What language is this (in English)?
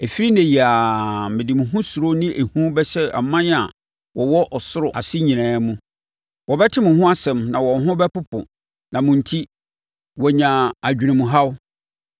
Akan